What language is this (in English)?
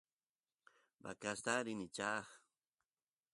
Santiago del Estero Quichua